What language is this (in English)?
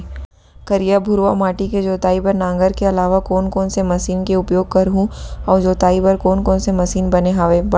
Chhattisgarhi